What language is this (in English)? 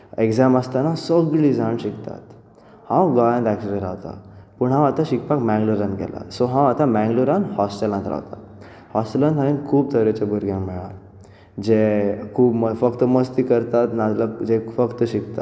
Konkani